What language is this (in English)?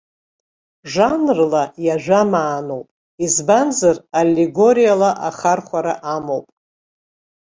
Abkhazian